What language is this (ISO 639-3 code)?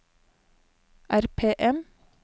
nor